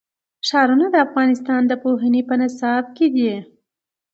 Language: Pashto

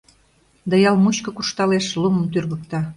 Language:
Mari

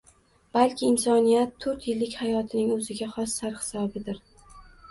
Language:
Uzbek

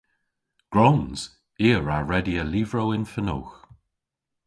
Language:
Cornish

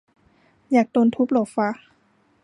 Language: Thai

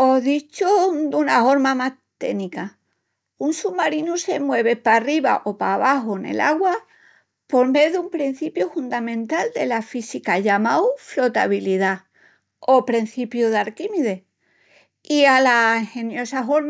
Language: Extremaduran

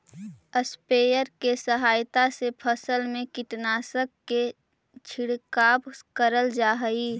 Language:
Magahi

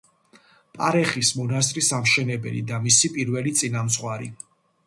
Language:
Georgian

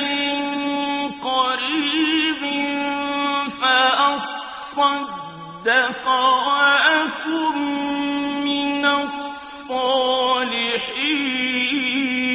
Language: Arabic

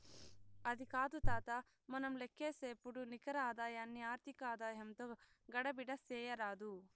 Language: Telugu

